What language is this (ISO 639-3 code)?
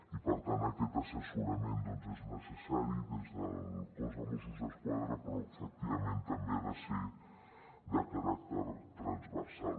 cat